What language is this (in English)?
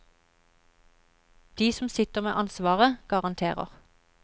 Norwegian